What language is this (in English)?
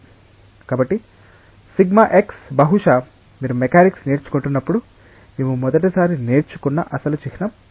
Telugu